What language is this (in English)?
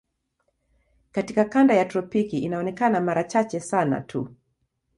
Swahili